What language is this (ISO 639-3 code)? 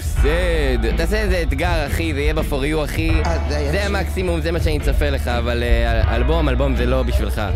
heb